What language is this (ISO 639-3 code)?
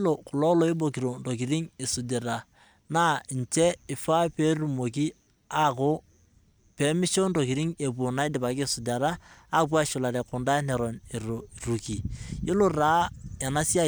mas